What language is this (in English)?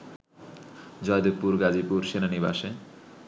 Bangla